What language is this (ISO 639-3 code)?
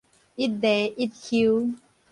nan